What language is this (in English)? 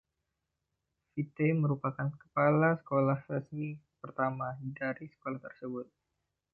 Indonesian